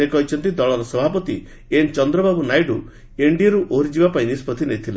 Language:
Odia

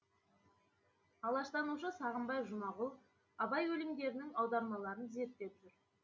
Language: Kazakh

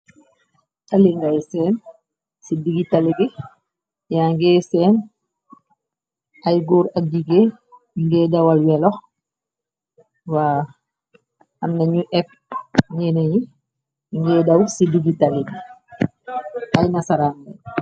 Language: Wolof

